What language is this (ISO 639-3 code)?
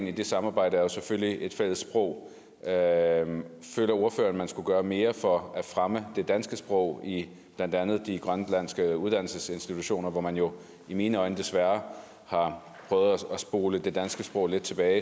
dan